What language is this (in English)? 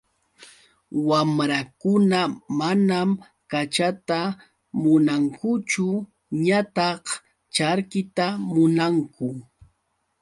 Yauyos Quechua